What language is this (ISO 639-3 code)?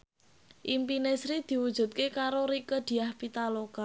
jav